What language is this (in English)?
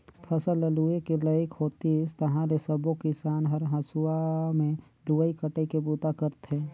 Chhattisgarhi